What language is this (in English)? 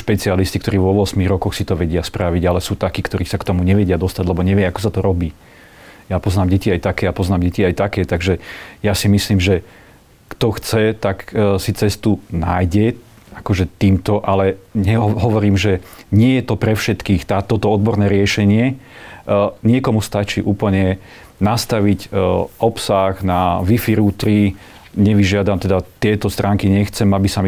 Slovak